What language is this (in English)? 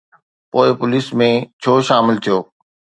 Sindhi